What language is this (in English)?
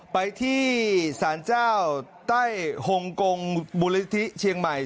Thai